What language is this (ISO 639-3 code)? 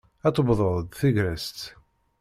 kab